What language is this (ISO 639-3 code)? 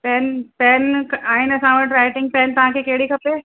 snd